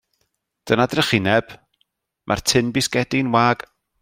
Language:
Welsh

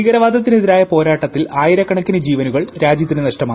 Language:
Malayalam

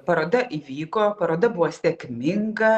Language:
Lithuanian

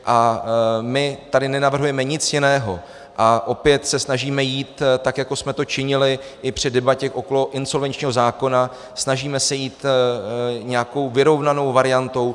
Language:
Czech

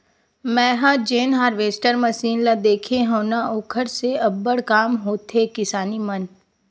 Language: Chhattisgarhi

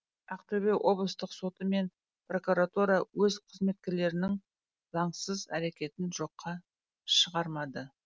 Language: Kazakh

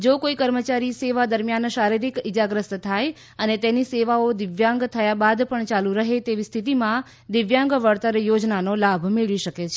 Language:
Gujarati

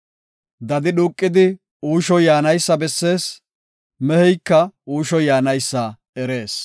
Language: Gofa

